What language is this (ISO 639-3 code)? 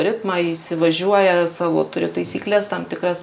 lit